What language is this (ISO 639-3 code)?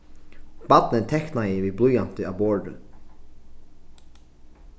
fao